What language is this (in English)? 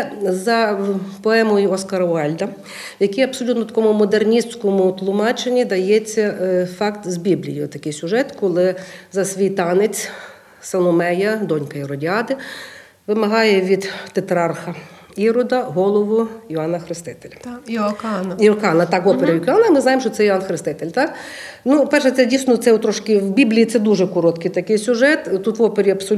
Ukrainian